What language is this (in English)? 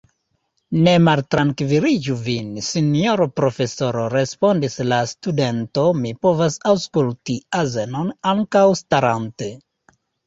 Esperanto